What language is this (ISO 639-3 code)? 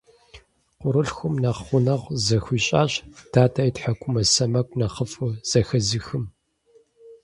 kbd